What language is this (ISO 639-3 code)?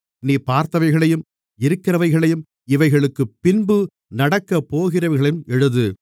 tam